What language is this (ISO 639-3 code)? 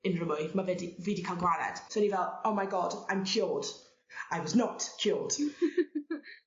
cym